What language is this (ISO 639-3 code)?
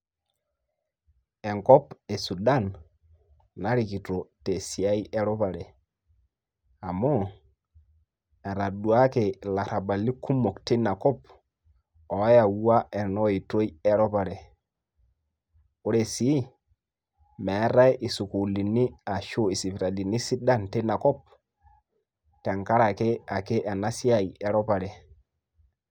mas